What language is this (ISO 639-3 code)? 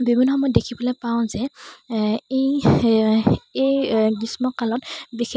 asm